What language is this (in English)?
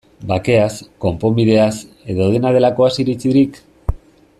Basque